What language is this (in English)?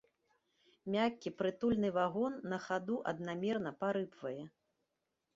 Belarusian